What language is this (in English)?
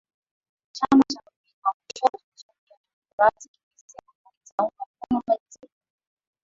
Swahili